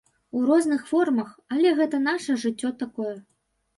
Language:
Belarusian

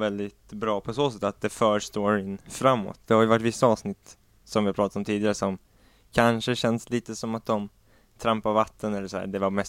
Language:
Swedish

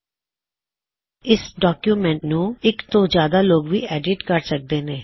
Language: Punjabi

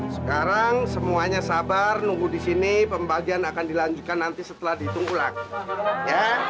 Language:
Indonesian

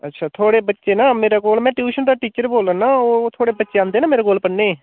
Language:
Dogri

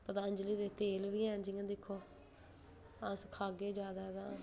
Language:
Dogri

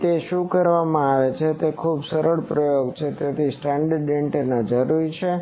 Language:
Gujarati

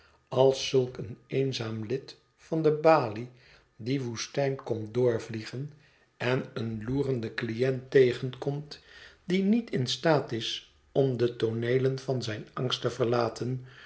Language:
Dutch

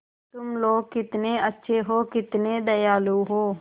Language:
Hindi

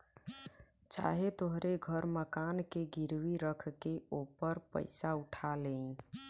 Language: Bhojpuri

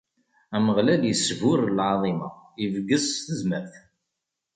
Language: Kabyle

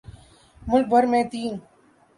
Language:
Urdu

